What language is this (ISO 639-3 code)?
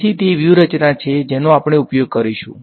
guj